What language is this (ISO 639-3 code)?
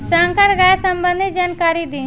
bho